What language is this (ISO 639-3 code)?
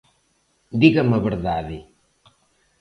glg